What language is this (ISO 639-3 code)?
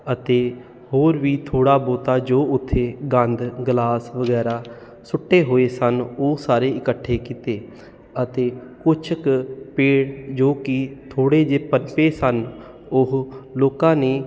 pan